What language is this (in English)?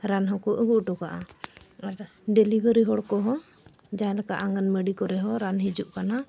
Santali